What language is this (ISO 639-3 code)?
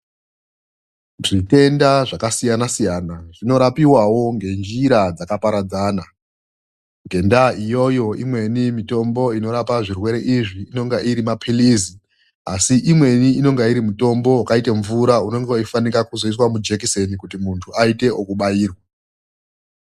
ndc